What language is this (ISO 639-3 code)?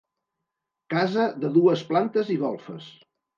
cat